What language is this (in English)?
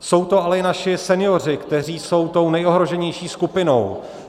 Czech